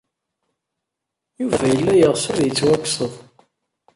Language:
Kabyle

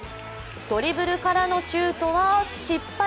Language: Japanese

